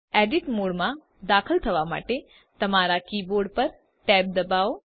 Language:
Gujarati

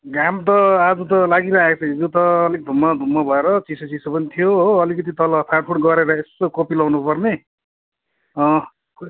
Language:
Nepali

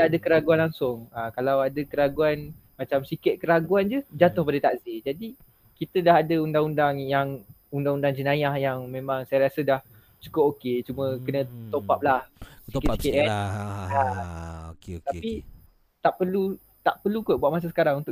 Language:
Malay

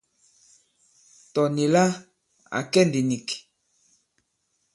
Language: Bankon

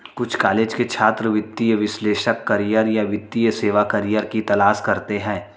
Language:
Hindi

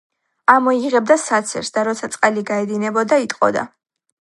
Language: Georgian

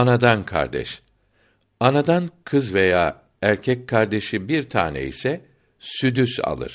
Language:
Turkish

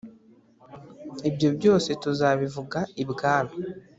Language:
Kinyarwanda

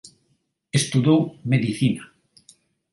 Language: Galician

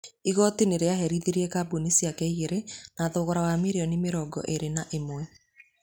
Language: Kikuyu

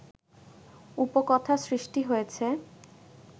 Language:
Bangla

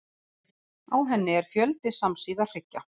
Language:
Icelandic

